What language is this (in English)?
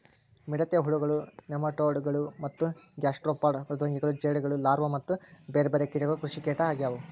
Kannada